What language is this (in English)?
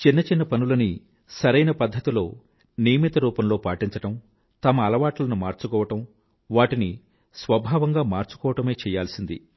Telugu